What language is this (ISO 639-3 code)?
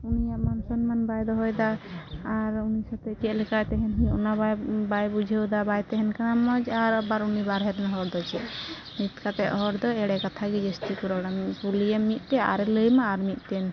sat